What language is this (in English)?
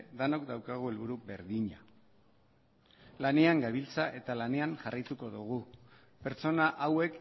Basque